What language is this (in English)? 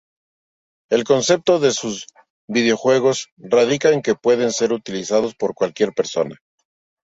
Spanish